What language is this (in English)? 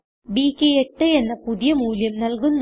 Malayalam